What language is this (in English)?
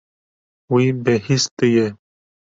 Kurdish